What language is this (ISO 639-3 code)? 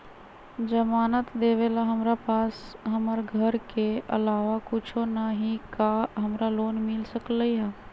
mag